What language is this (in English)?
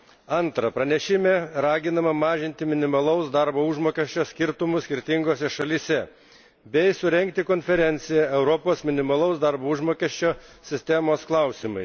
Lithuanian